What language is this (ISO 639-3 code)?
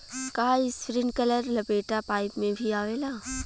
bho